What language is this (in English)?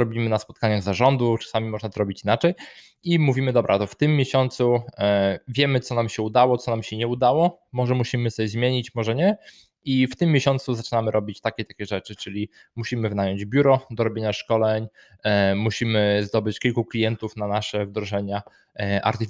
Polish